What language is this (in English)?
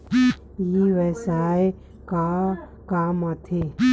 Chhattisgarhi